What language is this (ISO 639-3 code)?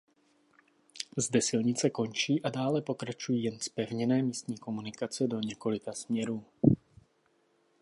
ces